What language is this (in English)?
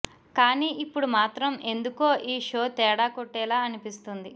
Telugu